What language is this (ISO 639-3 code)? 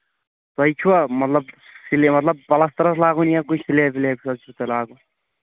kas